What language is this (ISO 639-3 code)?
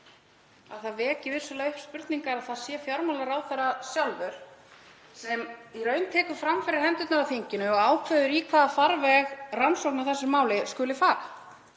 isl